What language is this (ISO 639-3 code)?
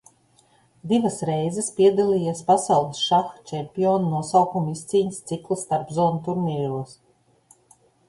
lav